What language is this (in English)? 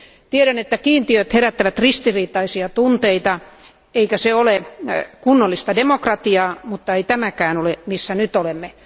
Finnish